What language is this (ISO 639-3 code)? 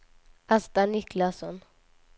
swe